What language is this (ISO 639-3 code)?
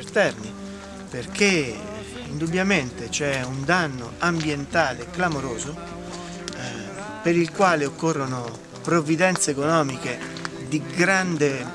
ita